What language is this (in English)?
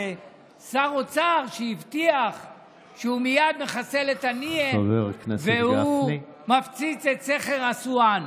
Hebrew